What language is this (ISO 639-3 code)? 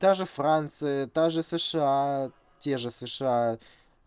rus